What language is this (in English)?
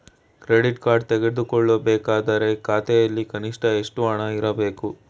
Kannada